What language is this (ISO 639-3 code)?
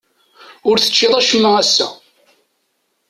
kab